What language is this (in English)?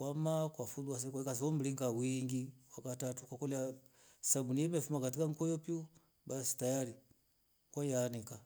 Rombo